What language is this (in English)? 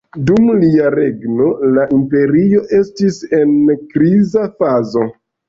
Esperanto